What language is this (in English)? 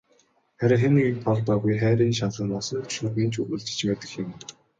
Mongolian